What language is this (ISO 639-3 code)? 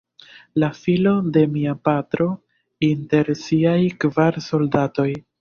epo